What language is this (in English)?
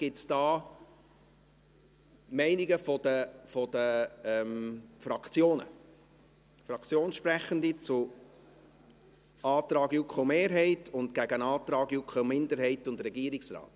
Swiss German